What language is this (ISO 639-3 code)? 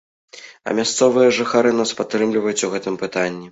bel